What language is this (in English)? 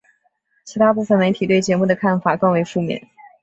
Chinese